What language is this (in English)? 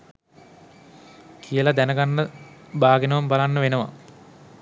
Sinhala